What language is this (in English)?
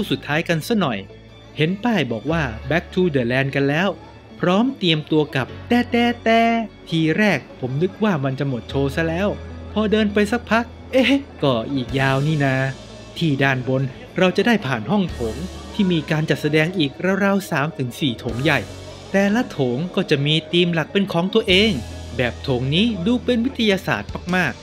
Thai